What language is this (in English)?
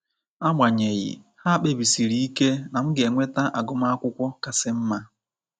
Igbo